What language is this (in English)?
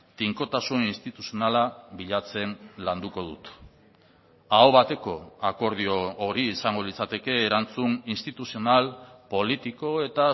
Basque